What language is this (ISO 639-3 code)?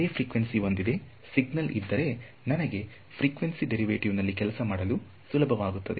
kan